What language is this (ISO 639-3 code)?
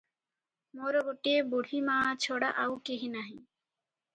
ori